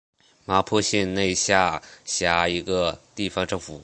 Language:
Chinese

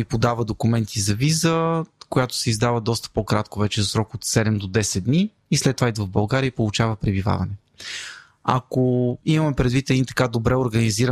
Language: Bulgarian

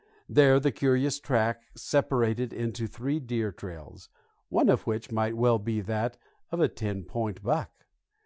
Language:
English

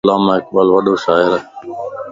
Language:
Lasi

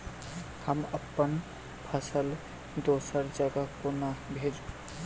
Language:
Maithili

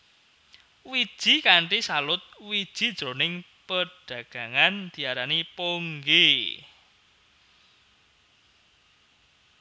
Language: Javanese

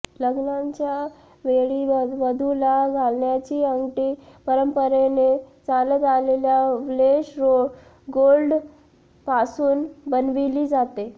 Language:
Marathi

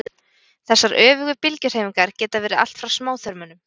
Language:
Icelandic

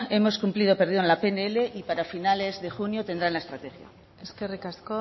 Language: Spanish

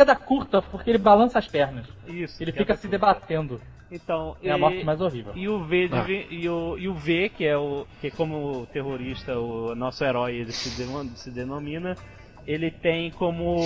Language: Portuguese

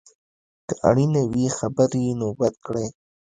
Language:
Pashto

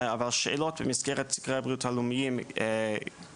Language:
Hebrew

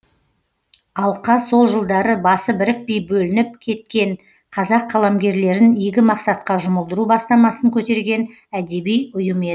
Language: Kazakh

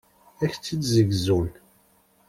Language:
Kabyle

